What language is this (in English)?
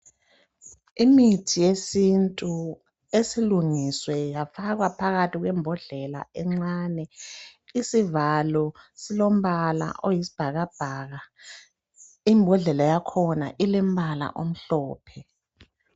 North Ndebele